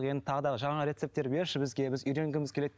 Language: Kazakh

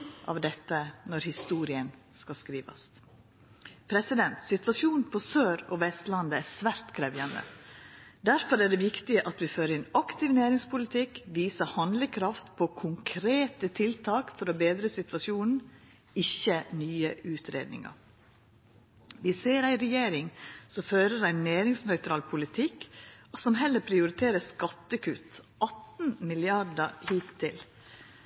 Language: Norwegian Nynorsk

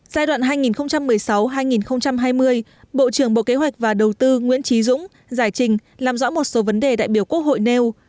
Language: Vietnamese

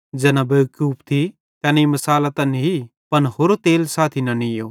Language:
Bhadrawahi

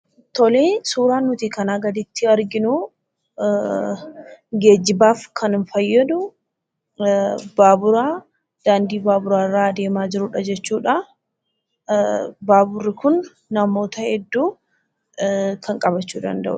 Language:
Oromo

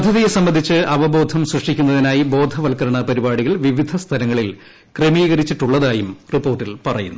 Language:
Malayalam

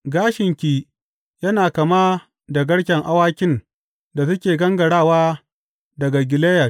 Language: Hausa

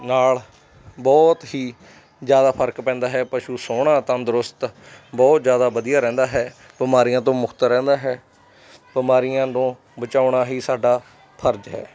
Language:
Punjabi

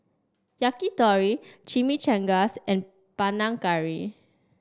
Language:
English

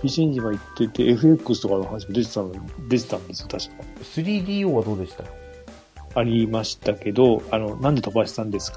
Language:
Japanese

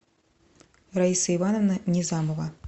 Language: Russian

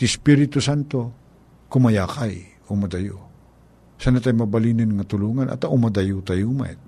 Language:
Filipino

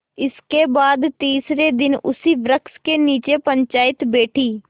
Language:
Hindi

